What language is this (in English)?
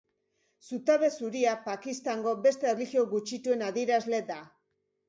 Basque